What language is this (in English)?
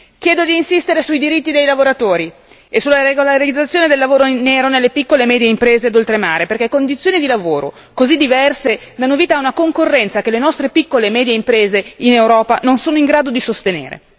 Italian